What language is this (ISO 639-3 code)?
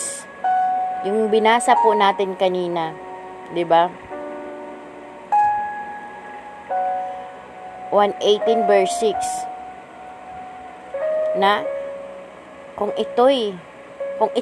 fil